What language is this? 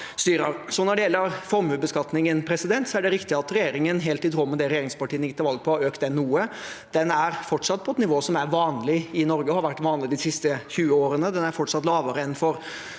Norwegian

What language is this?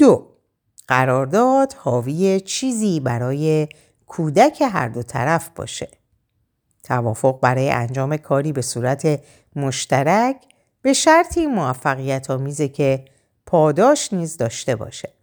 Persian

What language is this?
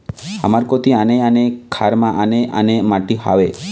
Chhattisgarhi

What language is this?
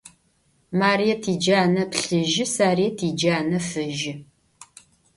Adyghe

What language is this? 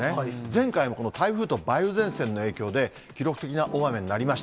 Japanese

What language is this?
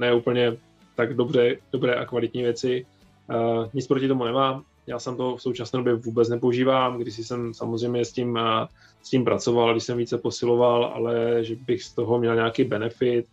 Czech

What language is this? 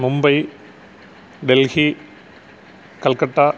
Malayalam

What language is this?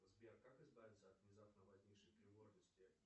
Russian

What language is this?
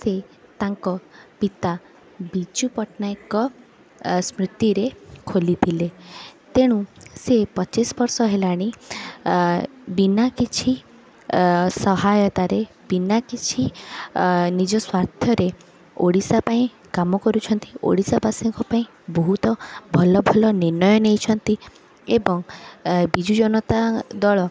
Odia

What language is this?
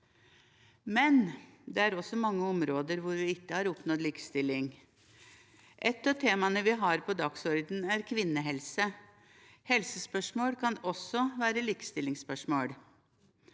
Norwegian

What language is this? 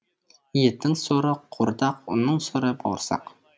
Kazakh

